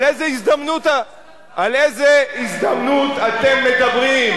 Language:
Hebrew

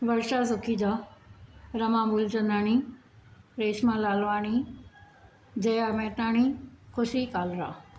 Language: Sindhi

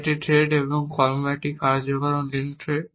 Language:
Bangla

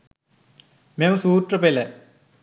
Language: Sinhala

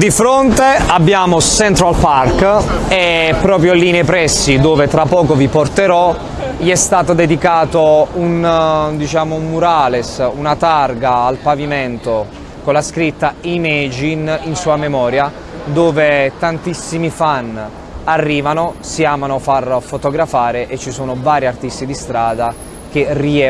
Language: Italian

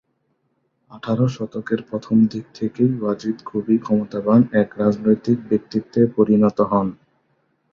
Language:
Bangla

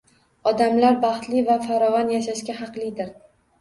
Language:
Uzbek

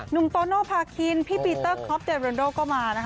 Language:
Thai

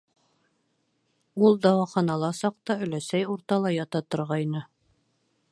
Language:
Bashkir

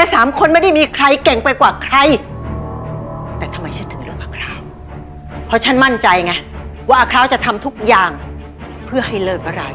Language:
Thai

